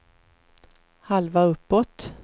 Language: Swedish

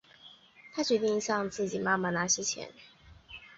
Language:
Chinese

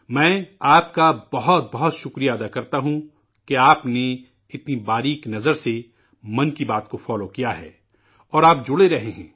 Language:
Urdu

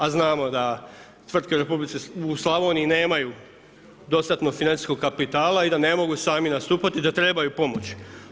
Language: Croatian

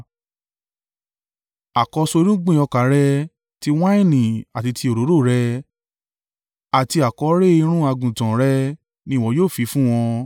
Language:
Yoruba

